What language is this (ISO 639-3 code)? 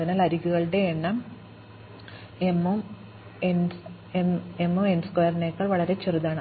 mal